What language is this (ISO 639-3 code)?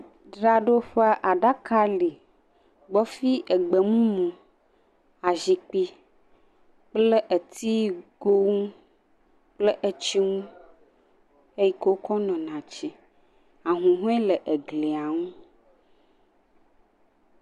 ewe